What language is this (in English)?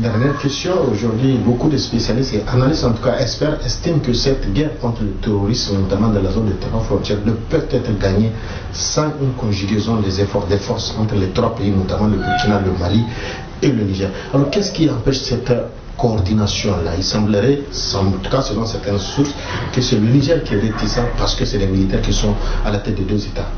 French